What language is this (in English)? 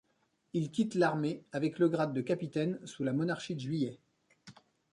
French